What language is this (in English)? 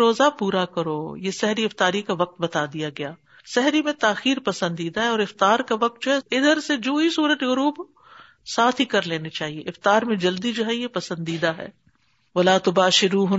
Urdu